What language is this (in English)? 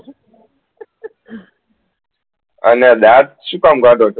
Gujarati